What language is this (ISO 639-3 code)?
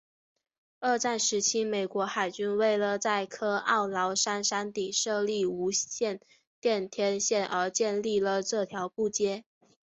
zho